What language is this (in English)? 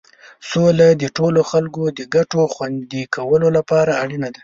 Pashto